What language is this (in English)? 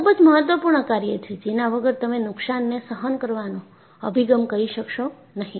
Gujarati